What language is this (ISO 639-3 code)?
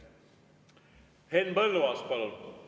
est